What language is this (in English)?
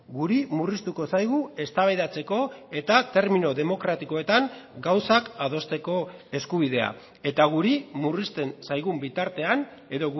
Basque